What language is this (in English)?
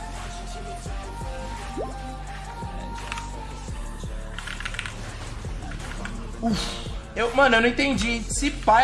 Portuguese